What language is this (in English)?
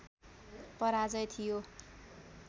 Nepali